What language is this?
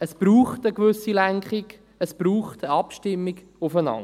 Swiss German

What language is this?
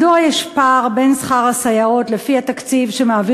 Hebrew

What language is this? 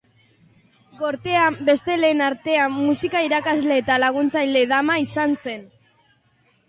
Basque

